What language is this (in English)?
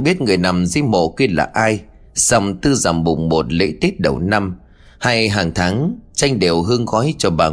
Vietnamese